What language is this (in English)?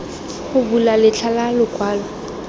Tswana